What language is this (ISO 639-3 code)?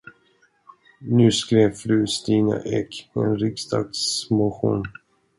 swe